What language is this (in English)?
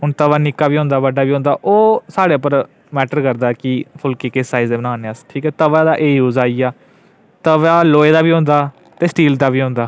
Dogri